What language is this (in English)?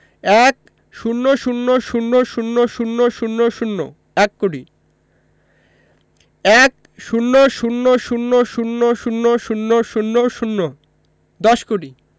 Bangla